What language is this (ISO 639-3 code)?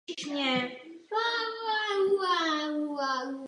ces